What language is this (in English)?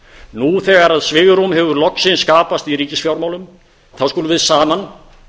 Icelandic